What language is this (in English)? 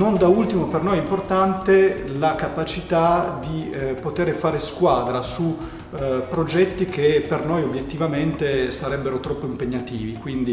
Italian